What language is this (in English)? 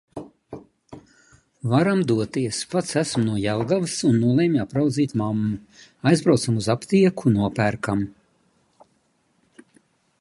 Latvian